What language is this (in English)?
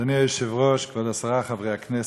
Hebrew